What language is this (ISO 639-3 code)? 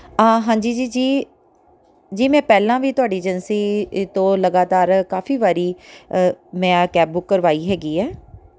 pan